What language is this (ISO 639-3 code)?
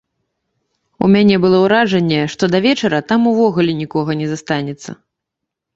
bel